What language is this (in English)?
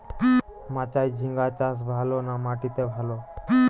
Bangla